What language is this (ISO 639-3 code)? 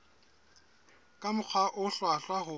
sot